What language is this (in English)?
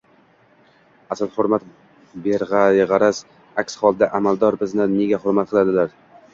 Uzbek